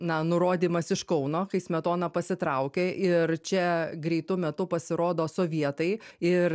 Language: Lithuanian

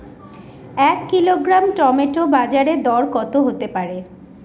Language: Bangla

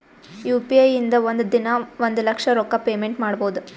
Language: Kannada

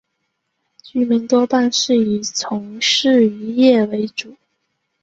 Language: Chinese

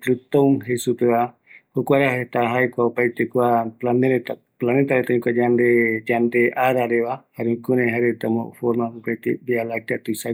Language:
Eastern Bolivian Guaraní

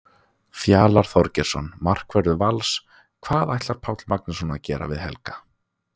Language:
Icelandic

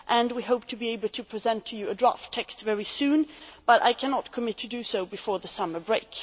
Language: English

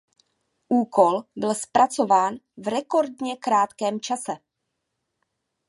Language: Czech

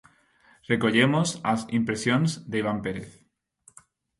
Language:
Galician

